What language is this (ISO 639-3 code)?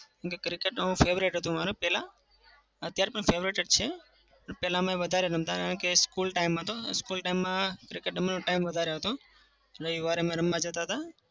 guj